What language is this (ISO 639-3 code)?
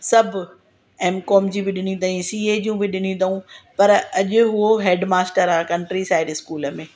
snd